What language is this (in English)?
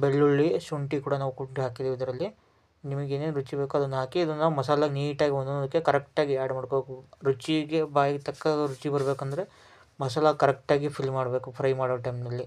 Kannada